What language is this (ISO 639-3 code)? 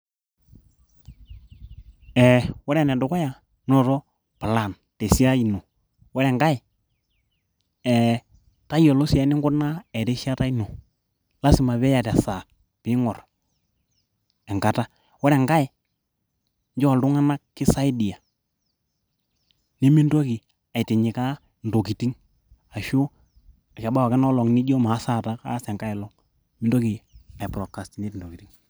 mas